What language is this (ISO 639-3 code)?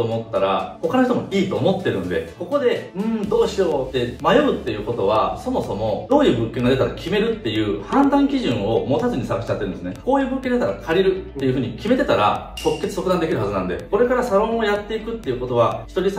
jpn